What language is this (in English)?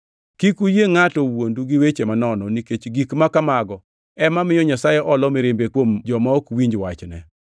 Luo (Kenya and Tanzania)